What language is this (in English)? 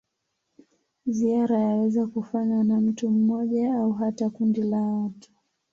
Swahili